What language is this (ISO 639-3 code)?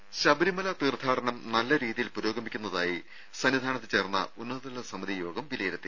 mal